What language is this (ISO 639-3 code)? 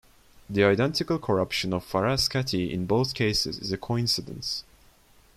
eng